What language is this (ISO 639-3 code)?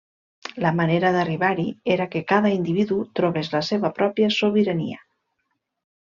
cat